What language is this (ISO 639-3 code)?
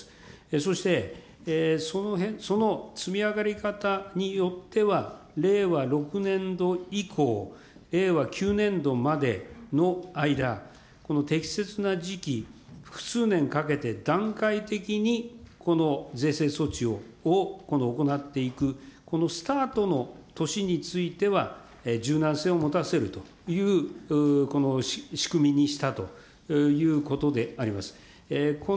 jpn